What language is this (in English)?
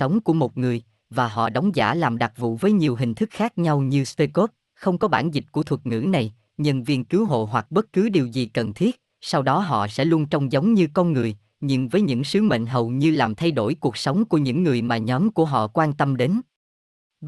Vietnamese